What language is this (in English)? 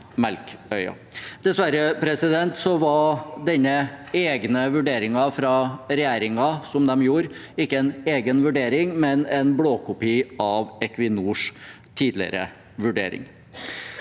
Norwegian